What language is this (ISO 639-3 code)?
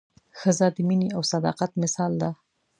pus